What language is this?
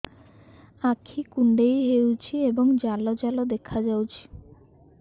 Odia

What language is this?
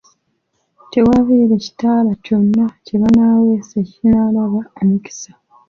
Ganda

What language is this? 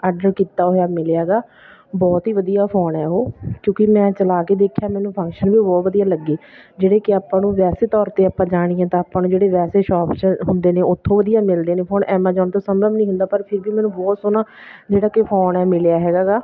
Punjabi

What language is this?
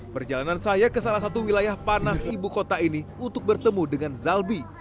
Indonesian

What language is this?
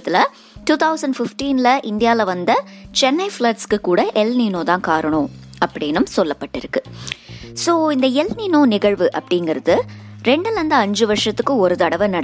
Tamil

